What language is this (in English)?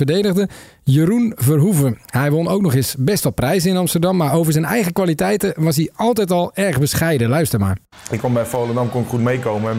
Dutch